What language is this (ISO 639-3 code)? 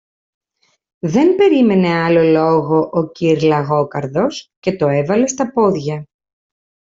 ell